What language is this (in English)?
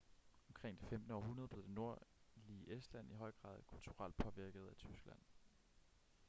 Danish